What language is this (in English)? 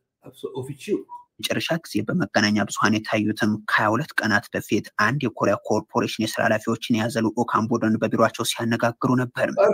Arabic